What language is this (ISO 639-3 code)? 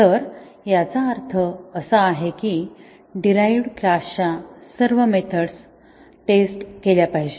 mar